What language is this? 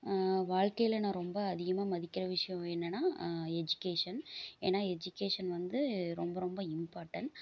Tamil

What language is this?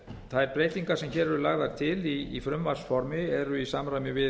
Icelandic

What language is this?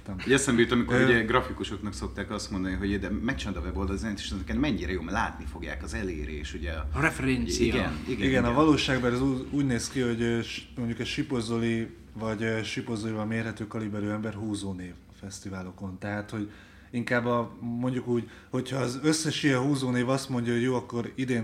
Hungarian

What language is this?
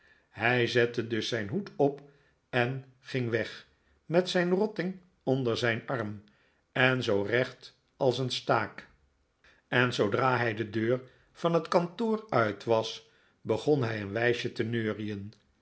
Dutch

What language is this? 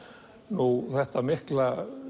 Icelandic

